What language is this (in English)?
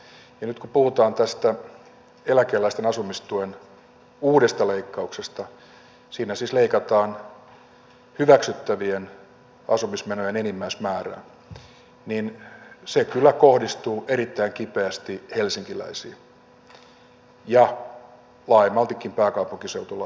Finnish